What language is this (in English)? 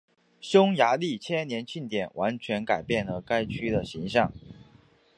Chinese